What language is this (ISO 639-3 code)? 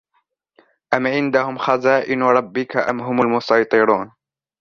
ara